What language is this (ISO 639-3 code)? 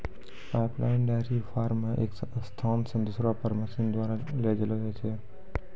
mai